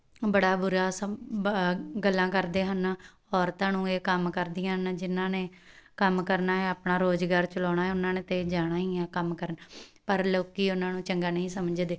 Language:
Punjabi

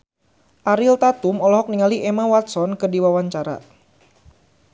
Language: Sundanese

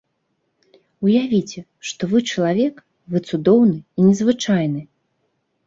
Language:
Belarusian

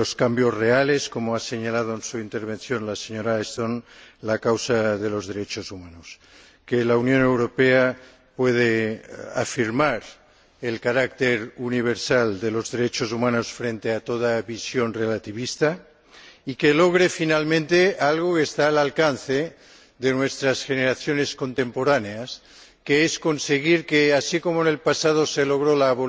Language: Spanish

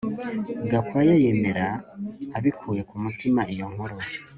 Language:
Kinyarwanda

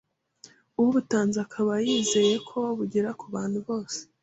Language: Kinyarwanda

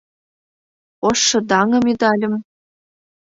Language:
Mari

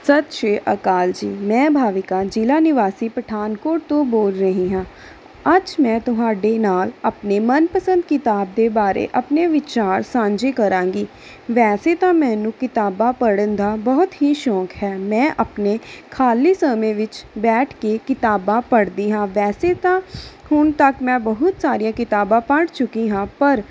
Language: Punjabi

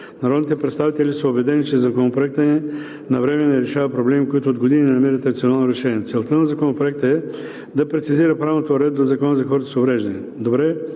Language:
Bulgarian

